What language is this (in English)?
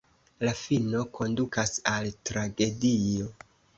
Esperanto